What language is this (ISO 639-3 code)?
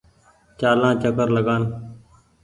gig